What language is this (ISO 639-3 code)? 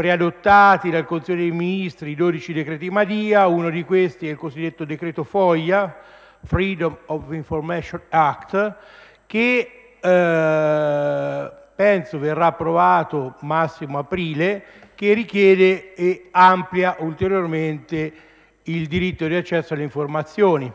ita